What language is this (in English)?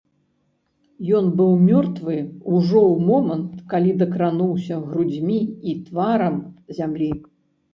Belarusian